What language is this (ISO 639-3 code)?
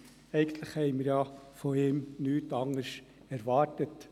gsw